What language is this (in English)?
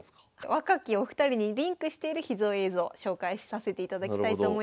Japanese